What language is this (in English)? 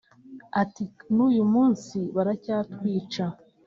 Kinyarwanda